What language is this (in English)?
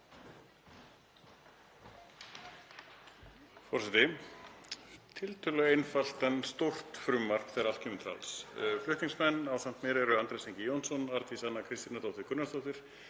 Icelandic